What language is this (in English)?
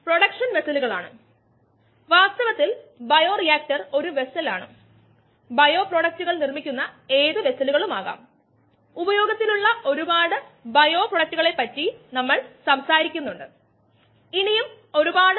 Malayalam